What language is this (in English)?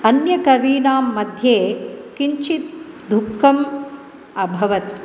Sanskrit